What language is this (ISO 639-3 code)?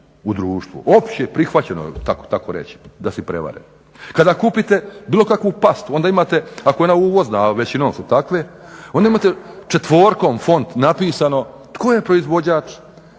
hrv